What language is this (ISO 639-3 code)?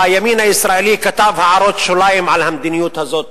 heb